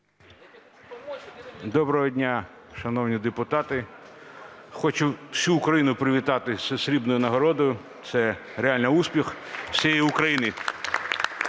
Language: Ukrainian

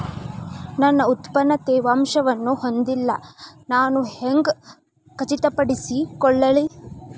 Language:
Kannada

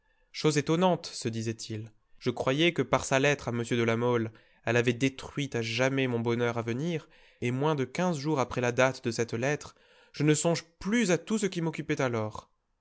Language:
French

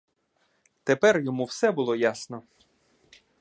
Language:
Ukrainian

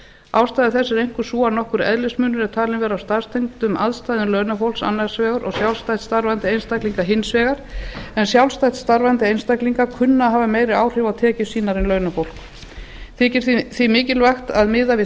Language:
Icelandic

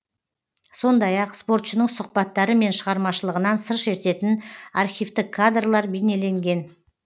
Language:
Kazakh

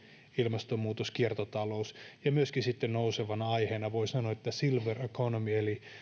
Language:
Finnish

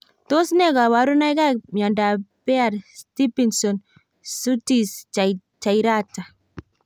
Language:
Kalenjin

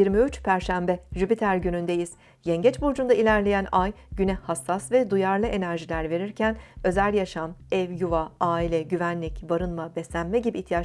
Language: Turkish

